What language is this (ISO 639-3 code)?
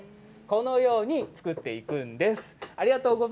jpn